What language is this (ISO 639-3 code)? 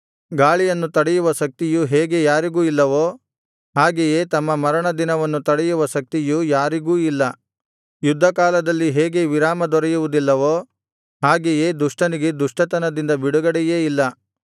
kan